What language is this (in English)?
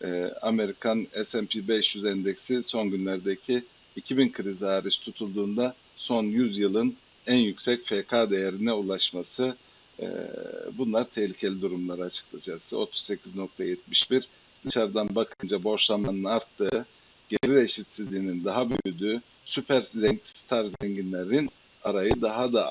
Turkish